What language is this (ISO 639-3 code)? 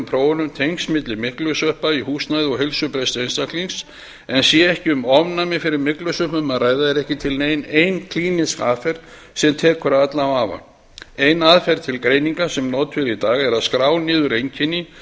isl